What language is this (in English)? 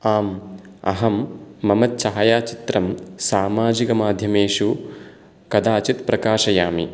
Sanskrit